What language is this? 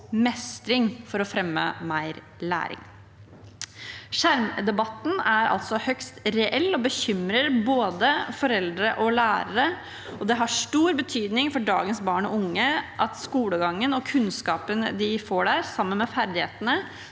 Norwegian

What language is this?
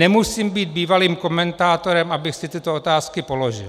Czech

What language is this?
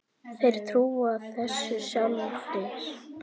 Icelandic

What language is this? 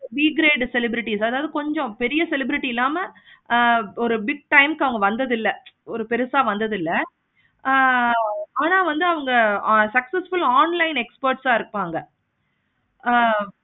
Tamil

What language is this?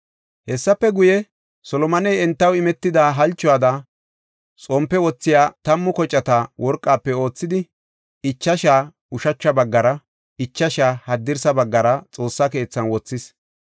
Gofa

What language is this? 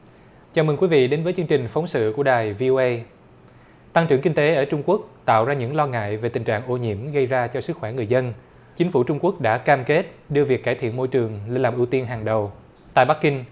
Vietnamese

